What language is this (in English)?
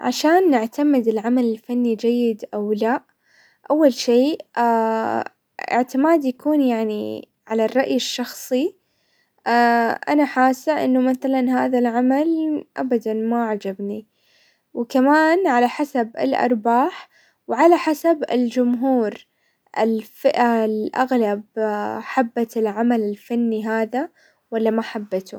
Hijazi Arabic